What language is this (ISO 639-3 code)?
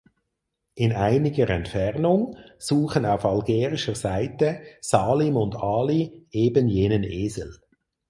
deu